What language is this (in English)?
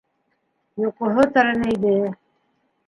Bashkir